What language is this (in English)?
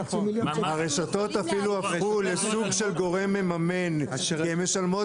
Hebrew